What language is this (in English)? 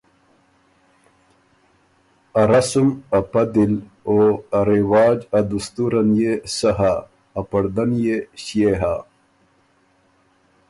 Ormuri